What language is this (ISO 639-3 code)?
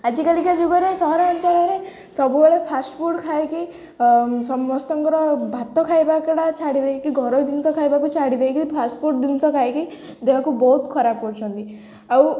ori